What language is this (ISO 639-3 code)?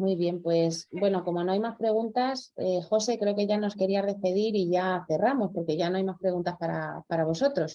spa